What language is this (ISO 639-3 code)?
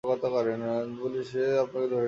ben